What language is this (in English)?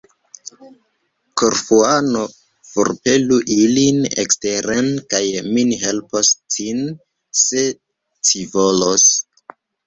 Esperanto